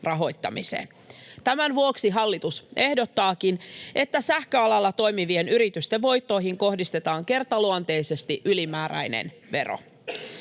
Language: Finnish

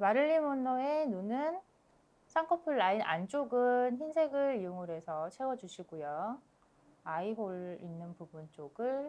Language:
Korean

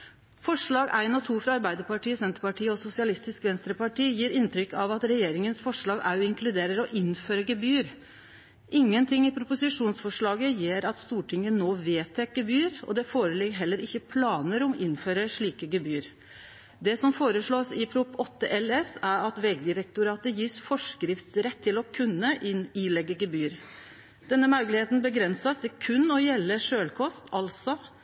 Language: Norwegian Nynorsk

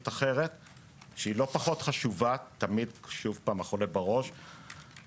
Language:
Hebrew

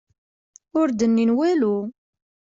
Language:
Kabyle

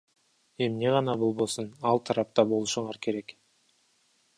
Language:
Kyrgyz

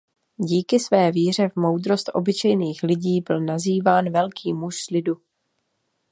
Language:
Czech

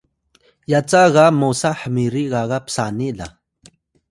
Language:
Atayal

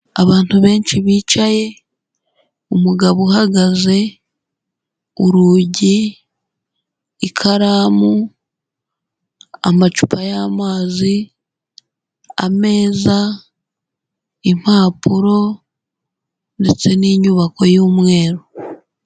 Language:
Kinyarwanda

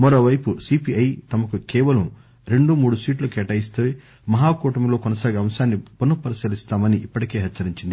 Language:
Telugu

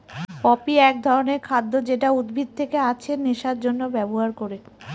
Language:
Bangla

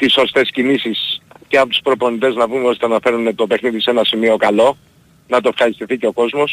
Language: Greek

